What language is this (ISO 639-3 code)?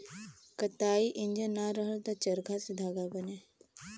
bho